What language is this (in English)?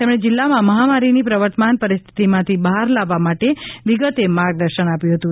Gujarati